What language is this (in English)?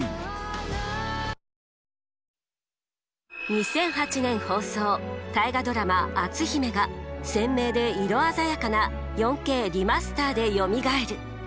Japanese